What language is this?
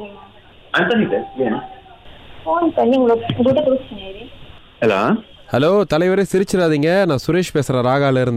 Tamil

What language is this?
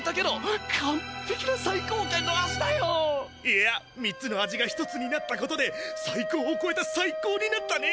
Japanese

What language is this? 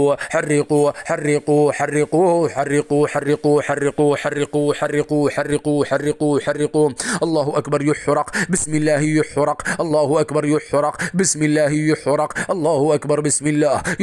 Arabic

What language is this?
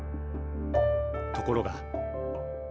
Japanese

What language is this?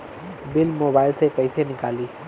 Bhojpuri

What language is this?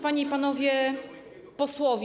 Polish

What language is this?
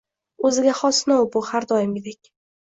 Uzbek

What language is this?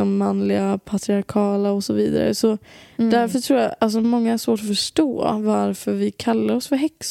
Swedish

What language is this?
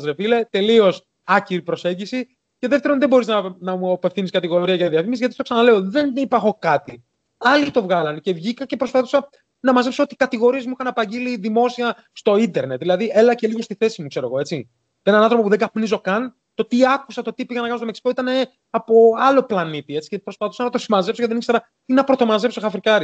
Greek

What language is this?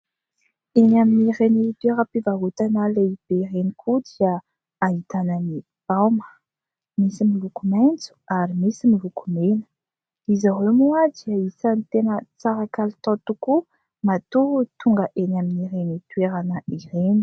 Malagasy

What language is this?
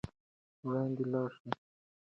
Pashto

